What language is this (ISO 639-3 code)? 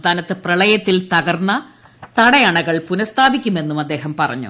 mal